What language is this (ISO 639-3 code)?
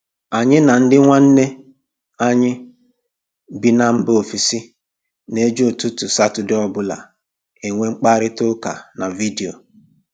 ibo